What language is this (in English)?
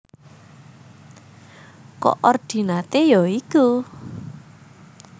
Javanese